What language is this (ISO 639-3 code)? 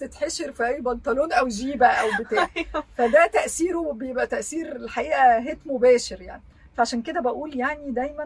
ara